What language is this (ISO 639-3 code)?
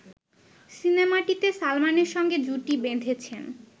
ben